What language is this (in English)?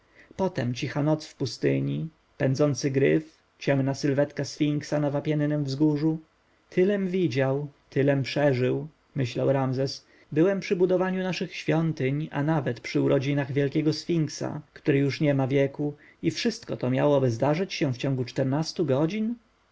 Polish